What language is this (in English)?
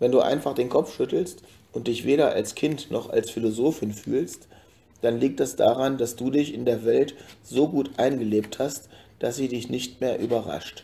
German